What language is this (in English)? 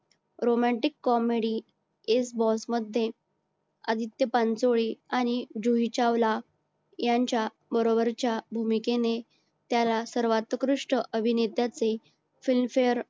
Marathi